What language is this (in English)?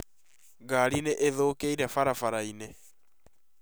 Kikuyu